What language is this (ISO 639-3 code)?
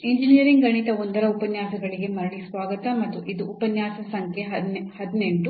kan